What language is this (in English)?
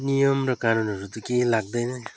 Nepali